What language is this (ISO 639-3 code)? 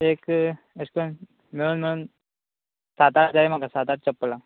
kok